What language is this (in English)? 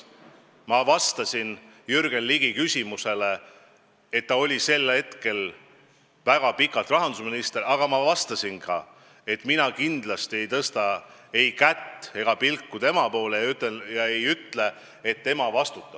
Estonian